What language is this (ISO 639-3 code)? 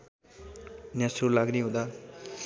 nep